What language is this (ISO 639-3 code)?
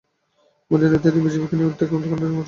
ben